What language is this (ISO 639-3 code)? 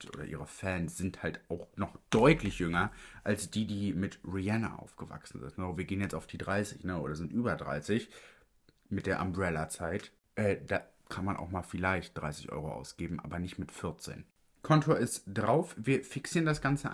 deu